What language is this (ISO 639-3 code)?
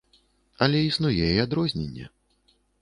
bel